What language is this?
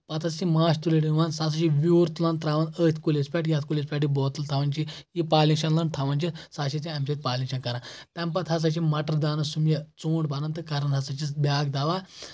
Kashmiri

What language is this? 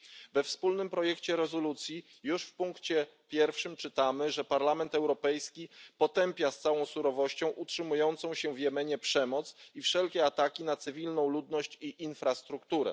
Polish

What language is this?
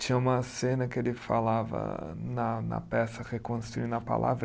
Portuguese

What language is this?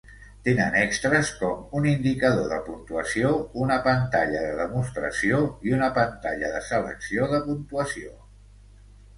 Catalan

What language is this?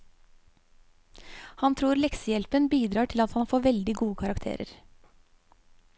Norwegian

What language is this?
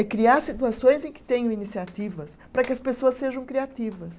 Portuguese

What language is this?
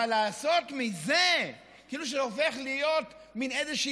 Hebrew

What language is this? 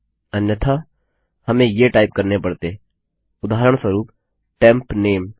Hindi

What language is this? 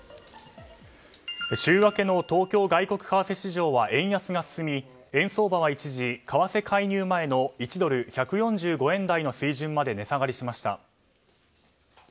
Japanese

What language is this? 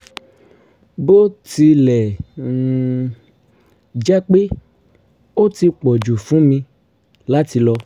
Yoruba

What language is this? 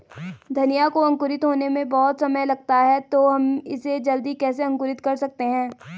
Hindi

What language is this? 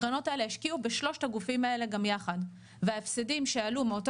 Hebrew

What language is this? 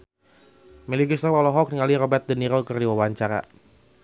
Sundanese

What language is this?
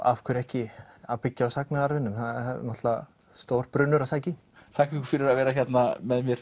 Icelandic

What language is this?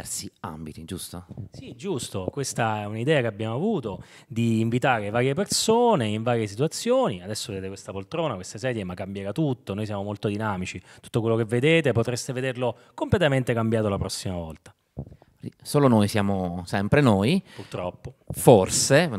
Italian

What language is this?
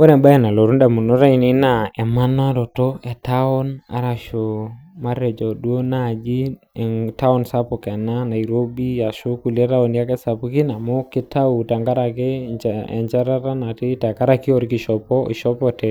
Masai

